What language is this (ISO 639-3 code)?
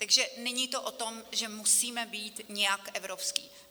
ces